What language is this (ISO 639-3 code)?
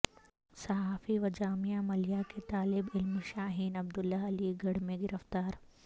urd